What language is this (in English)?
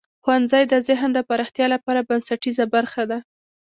Pashto